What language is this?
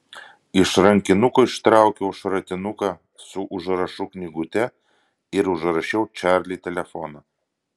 Lithuanian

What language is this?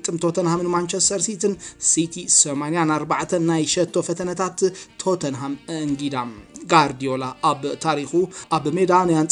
Arabic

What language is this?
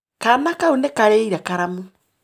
Kikuyu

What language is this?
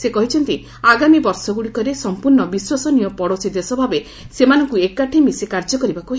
Odia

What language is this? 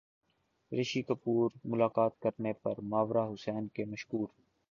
Urdu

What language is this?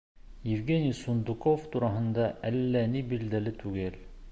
Bashkir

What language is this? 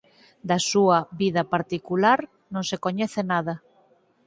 Galician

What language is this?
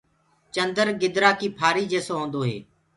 Gurgula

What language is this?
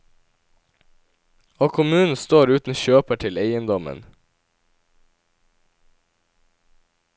Norwegian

